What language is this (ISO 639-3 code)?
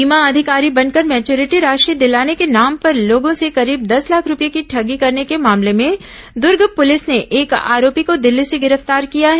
hin